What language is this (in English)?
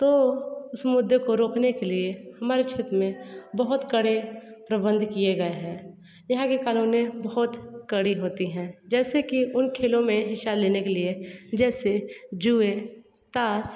Hindi